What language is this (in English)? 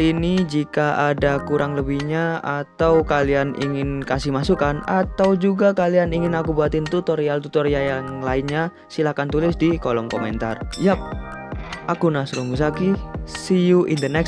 Indonesian